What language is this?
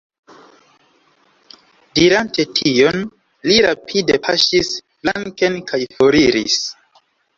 Esperanto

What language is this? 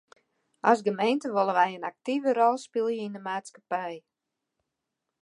Western Frisian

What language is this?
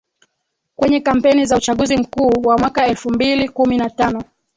Swahili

